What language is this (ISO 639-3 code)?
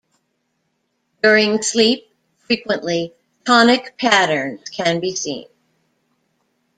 eng